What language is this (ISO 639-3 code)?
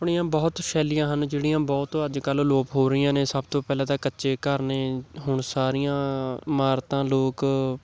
pan